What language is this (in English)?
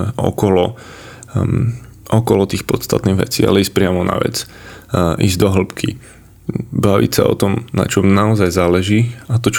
Slovak